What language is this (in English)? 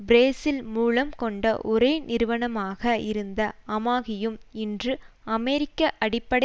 Tamil